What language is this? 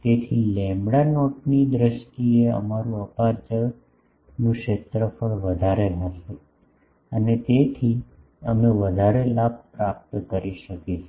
Gujarati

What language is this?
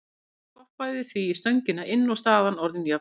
Icelandic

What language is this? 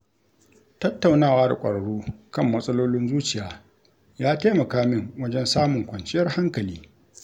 Hausa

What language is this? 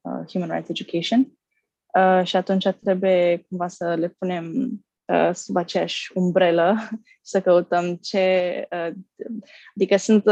Romanian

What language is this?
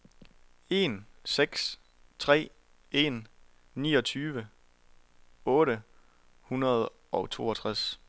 Danish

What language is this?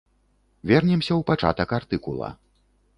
Belarusian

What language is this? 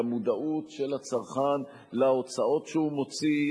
Hebrew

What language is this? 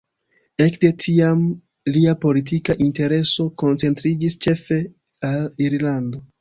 Esperanto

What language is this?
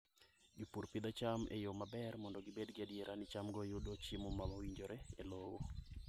Luo (Kenya and Tanzania)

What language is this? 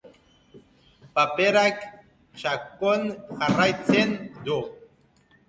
Basque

